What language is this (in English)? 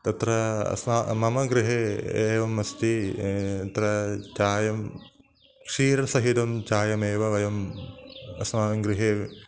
Sanskrit